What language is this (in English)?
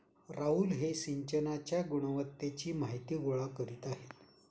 Marathi